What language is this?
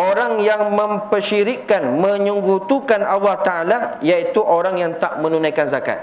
Malay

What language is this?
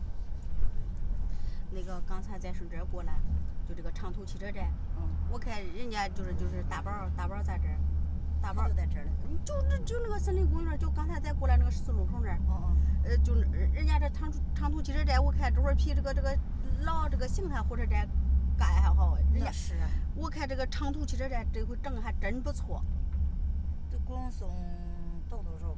Chinese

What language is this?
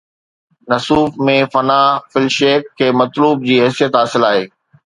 Sindhi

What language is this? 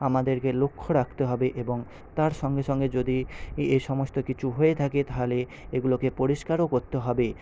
Bangla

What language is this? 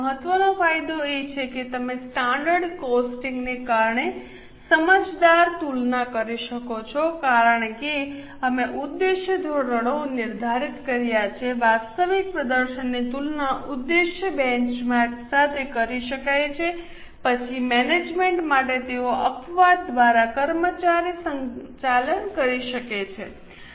Gujarati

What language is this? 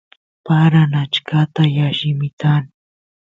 Santiago del Estero Quichua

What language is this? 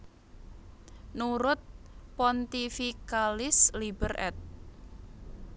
Javanese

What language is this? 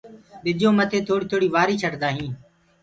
Gurgula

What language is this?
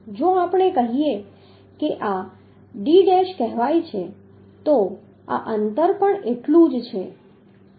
Gujarati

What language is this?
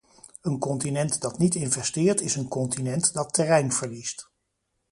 Dutch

